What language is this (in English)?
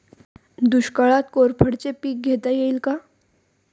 Marathi